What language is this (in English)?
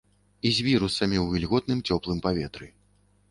Belarusian